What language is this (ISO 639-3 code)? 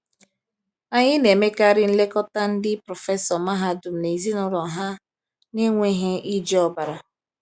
ibo